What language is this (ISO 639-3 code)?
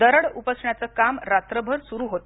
mar